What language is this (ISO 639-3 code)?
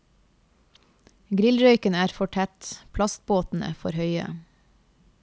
nor